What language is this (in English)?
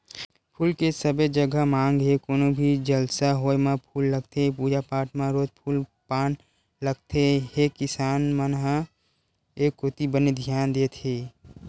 Chhattisgarhi